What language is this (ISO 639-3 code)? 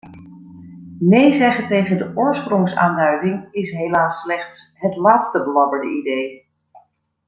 nld